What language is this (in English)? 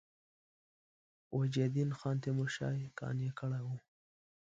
Pashto